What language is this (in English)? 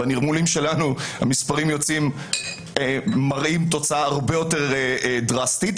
Hebrew